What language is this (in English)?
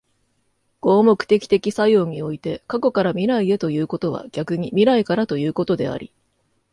Japanese